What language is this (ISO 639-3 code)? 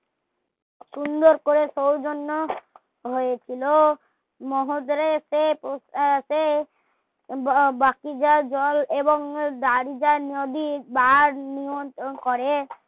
ben